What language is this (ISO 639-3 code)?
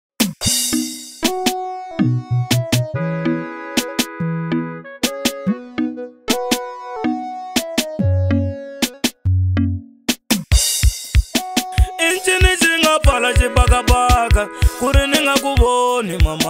ara